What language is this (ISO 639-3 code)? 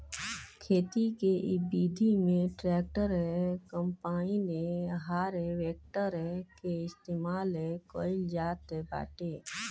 bho